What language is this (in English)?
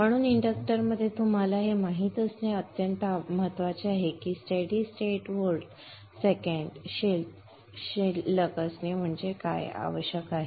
Marathi